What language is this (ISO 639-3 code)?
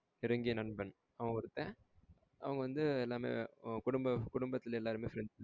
tam